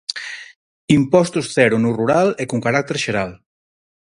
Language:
Galician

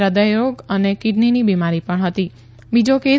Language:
Gujarati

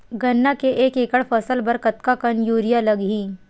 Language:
Chhattisgarhi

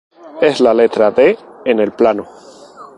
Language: Spanish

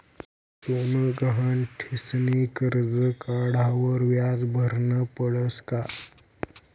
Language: Marathi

